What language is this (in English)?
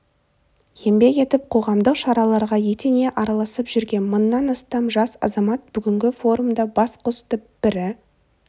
Kazakh